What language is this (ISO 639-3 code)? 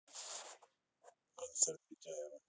rus